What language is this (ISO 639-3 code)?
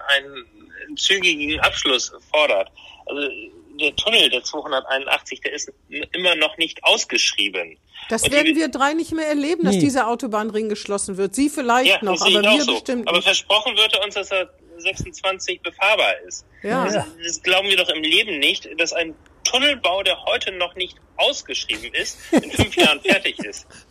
deu